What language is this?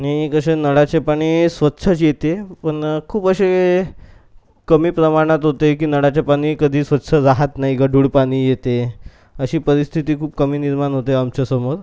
Marathi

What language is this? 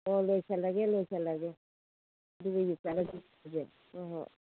Manipuri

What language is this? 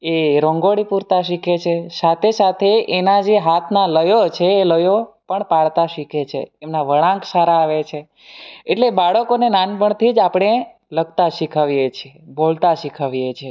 Gujarati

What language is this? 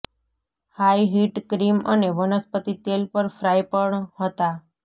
Gujarati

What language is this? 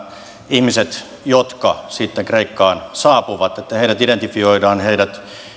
Finnish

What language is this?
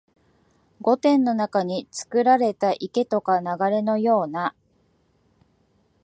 Japanese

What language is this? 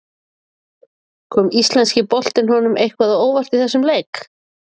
Icelandic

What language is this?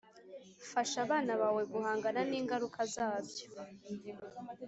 Kinyarwanda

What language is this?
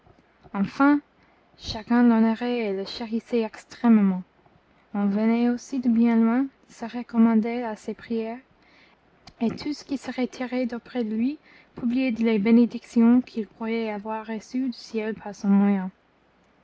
French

